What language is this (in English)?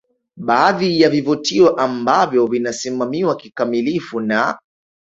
Swahili